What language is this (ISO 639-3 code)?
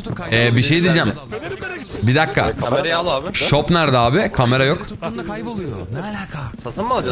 tur